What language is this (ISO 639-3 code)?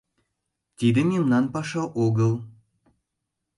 chm